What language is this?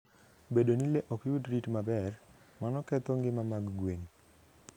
Luo (Kenya and Tanzania)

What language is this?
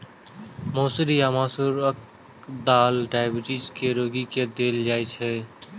Maithili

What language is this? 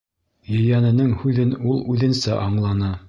Bashkir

